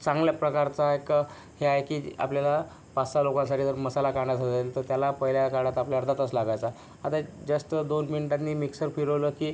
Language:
Marathi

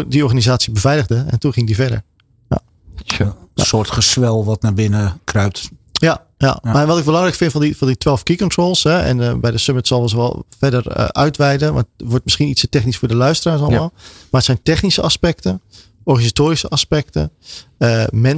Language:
Dutch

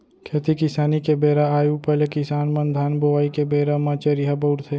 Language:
Chhattisgarhi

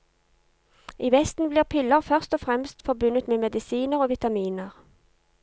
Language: Norwegian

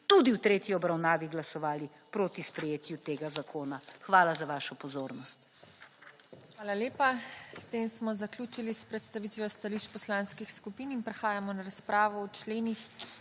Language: Slovenian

